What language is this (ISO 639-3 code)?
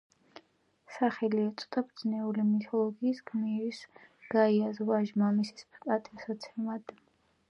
kat